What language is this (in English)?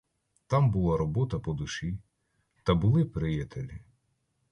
Ukrainian